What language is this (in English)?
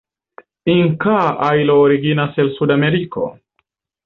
Esperanto